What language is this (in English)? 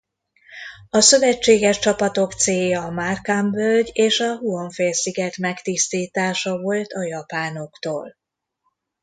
Hungarian